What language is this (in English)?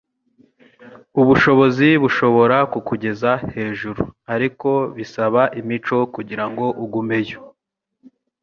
Kinyarwanda